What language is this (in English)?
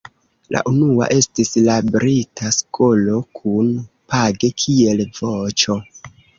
Esperanto